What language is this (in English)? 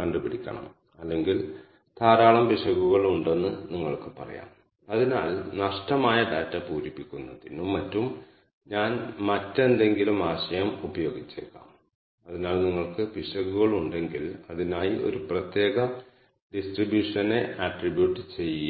Malayalam